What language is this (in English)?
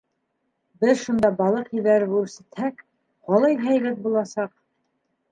Bashkir